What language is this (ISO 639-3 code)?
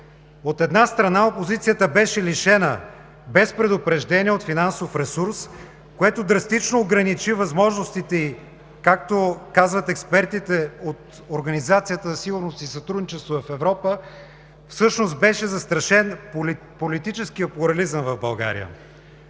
bul